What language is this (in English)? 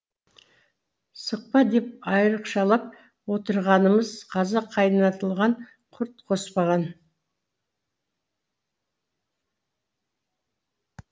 Kazakh